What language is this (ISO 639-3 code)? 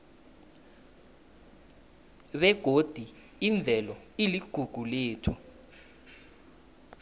nbl